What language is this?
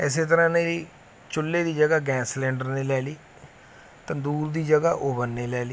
Punjabi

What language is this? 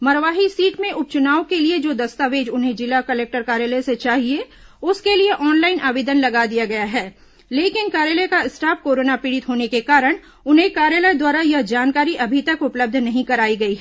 Hindi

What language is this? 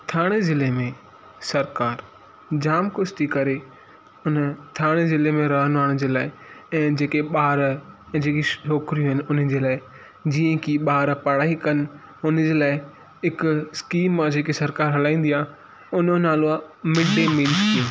Sindhi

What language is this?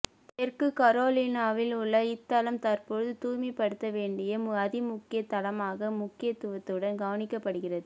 Tamil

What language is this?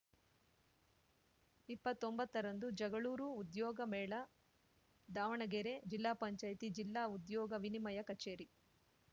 Kannada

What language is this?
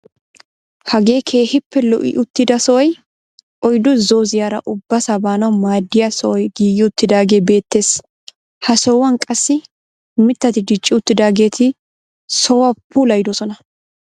Wolaytta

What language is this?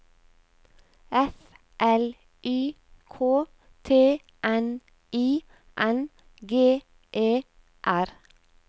Norwegian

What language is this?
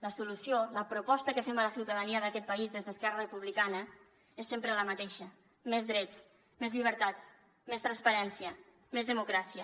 Catalan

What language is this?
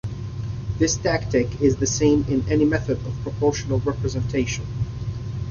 English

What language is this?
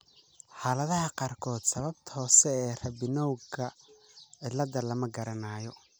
Somali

